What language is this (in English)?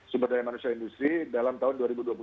Indonesian